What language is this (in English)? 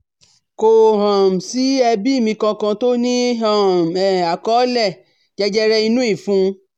Yoruba